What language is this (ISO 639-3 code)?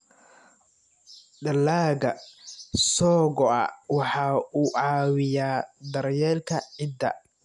som